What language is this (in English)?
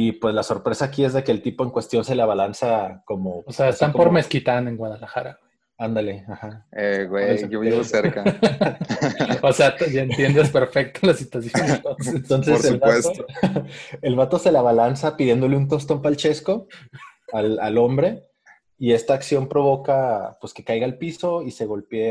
Spanish